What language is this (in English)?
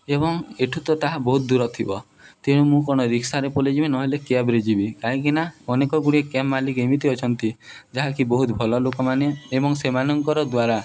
Odia